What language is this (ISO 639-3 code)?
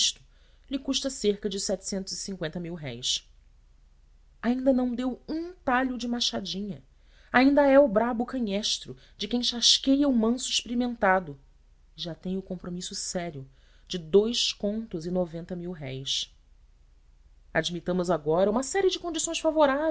por